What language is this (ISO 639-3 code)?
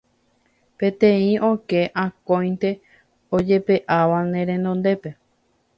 grn